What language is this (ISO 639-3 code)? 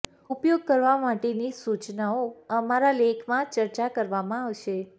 guj